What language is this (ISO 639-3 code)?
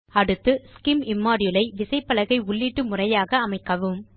tam